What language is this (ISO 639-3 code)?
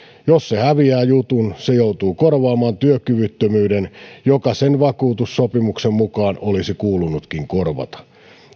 fin